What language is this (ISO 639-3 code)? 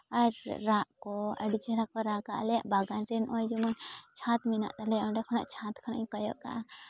sat